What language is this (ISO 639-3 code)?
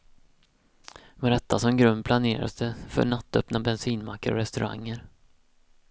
swe